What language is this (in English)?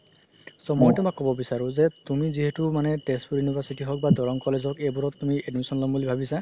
Assamese